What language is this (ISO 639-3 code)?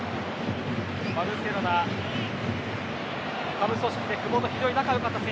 jpn